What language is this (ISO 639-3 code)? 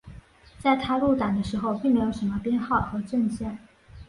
zho